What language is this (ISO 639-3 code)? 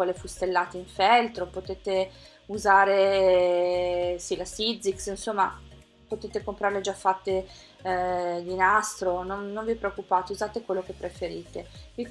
ita